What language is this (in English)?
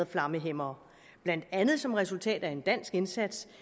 Danish